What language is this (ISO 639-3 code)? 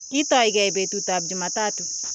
kln